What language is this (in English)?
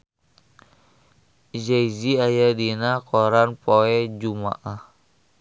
Sundanese